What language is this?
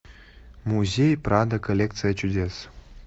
Russian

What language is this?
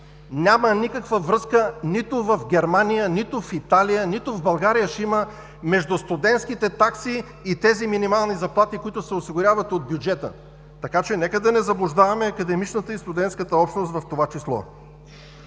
Bulgarian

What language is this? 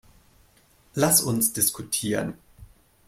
German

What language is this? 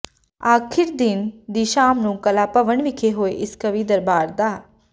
Punjabi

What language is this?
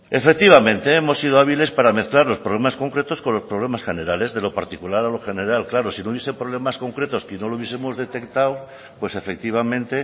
Spanish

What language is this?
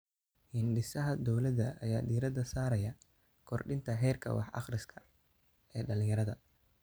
Somali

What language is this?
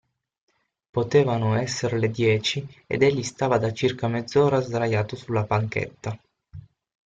Italian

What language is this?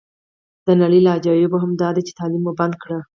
Pashto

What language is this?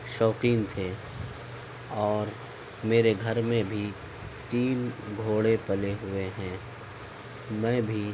Urdu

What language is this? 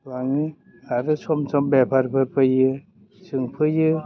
Bodo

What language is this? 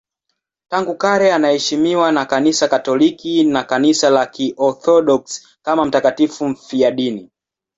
Swahili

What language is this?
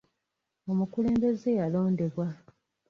Ganda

